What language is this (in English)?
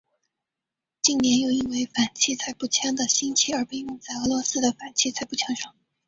Chinese